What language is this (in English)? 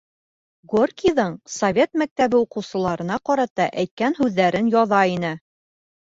Bashkir